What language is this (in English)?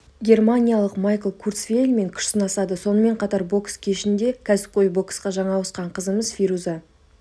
Kazakh